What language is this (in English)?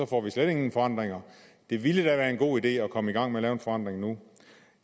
Danish